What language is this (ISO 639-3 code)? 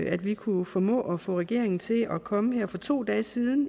dan